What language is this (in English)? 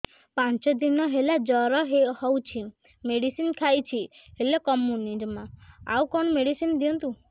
Odia